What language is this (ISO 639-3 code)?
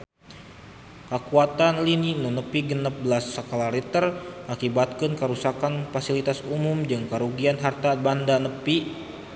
sun